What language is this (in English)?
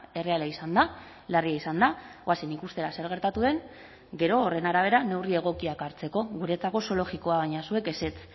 Basque